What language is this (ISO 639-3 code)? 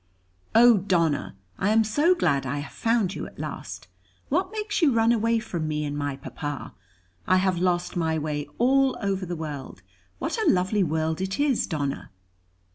eng